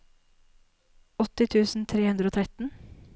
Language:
Norwegian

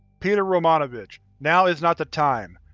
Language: English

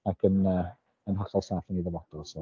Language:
Welsh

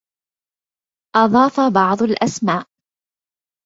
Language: Arabic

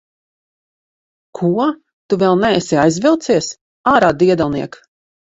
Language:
Latvian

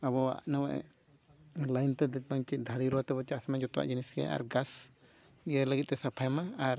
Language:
Santali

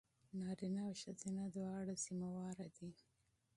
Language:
Pashto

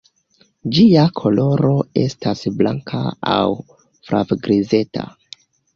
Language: Esperanto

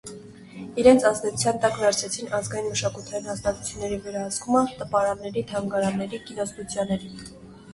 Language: Armenian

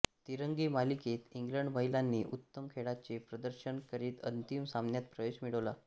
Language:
Marathi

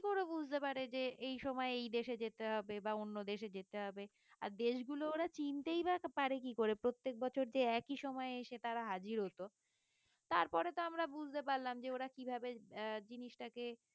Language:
Bangla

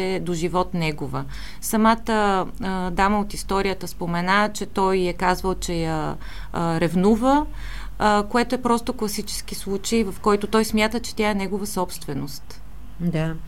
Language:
Bulgarian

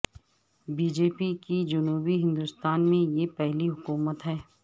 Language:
Urdu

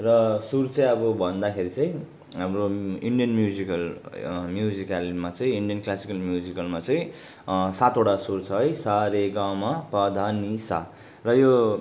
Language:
Nepali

